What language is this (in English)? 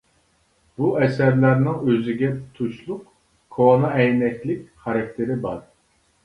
Uyghur